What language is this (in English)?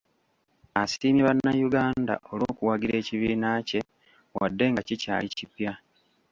Ganda